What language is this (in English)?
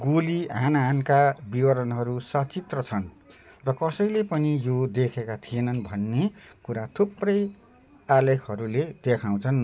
Nepali